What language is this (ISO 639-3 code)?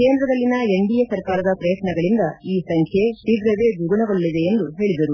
kan